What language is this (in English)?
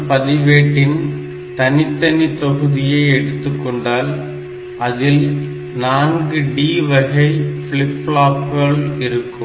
Tamil